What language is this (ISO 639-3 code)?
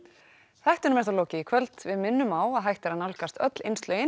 isl